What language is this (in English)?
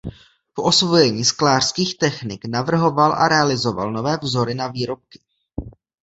Czech